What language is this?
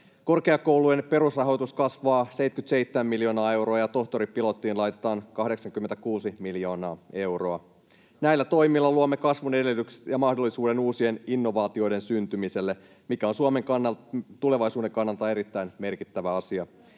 Finnish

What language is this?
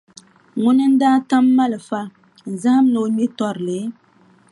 Dagbani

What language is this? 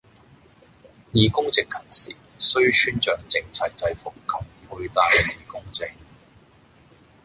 Cantonese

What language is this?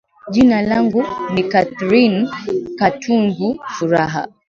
Swahili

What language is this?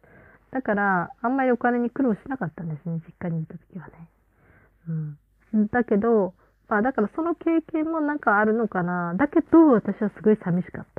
Japanese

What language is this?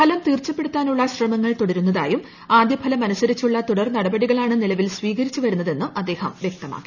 Malayalam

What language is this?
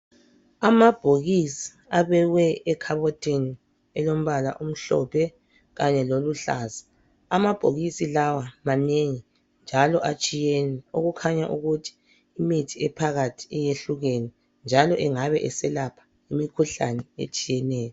North Ndebele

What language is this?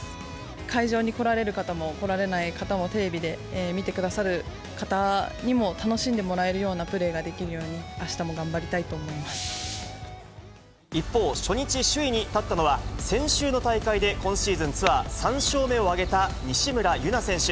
Japanese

